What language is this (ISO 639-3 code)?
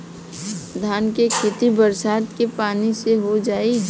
bho